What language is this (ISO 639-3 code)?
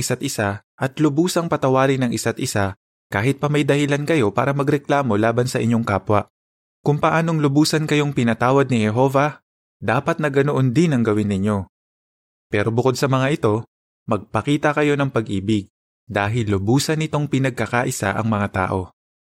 fil